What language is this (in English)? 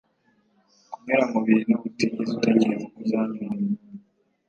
Kinyarwanda